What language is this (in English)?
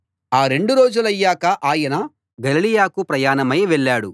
Telugu